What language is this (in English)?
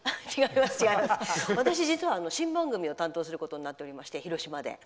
Japanese